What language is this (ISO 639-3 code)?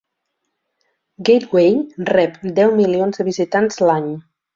cat